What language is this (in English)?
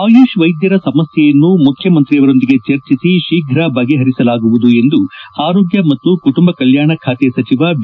Kannada